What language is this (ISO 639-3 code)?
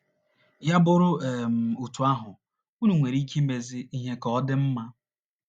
ibo